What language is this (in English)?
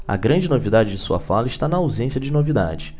Portuguese